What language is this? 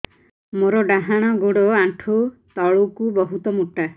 Odia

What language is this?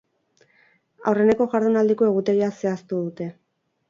Basque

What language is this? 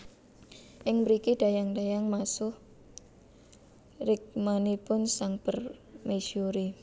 Javanese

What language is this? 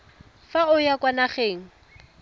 Tswana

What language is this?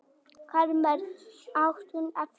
Icelandic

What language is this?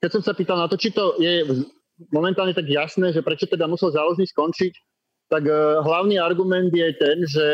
Slovak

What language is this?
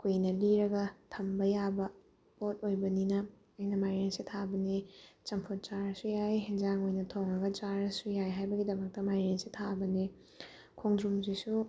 Manipuri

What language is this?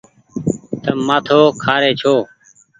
Goaria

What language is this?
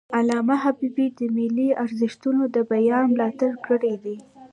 Pashto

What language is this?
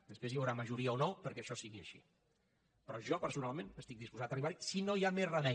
Catalan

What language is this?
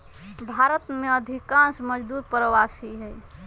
Magahi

